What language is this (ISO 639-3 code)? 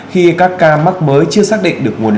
vie